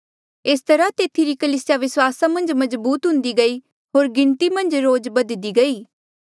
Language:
Mandeali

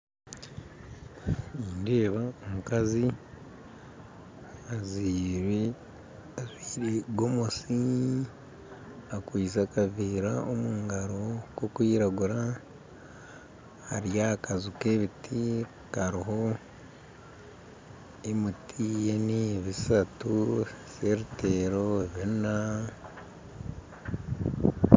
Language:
Nyankole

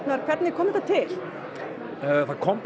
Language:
Icelandic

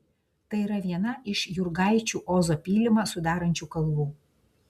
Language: Lithuanian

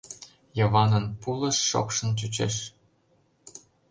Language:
Mari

